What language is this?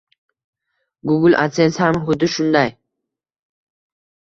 Uzbek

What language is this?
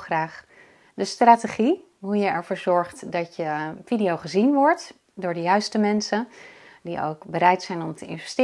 Dutch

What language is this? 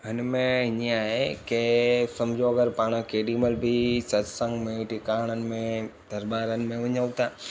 Sindhi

